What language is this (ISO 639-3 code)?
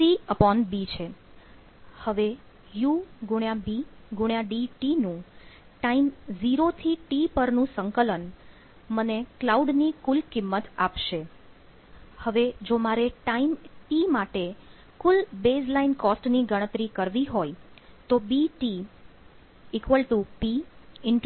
guj